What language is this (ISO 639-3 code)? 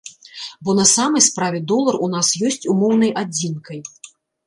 bel